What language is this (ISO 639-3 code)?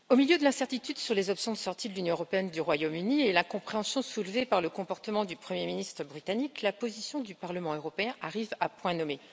fra